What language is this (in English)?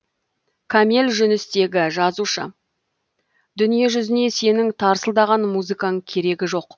Kazakh